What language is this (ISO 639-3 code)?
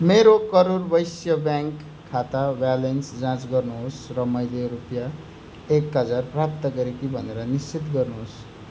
nep